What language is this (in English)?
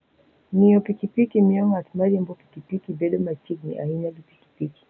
Luo (Kenya and Tanzania)